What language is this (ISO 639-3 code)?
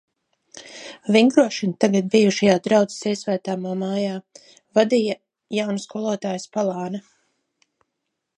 lav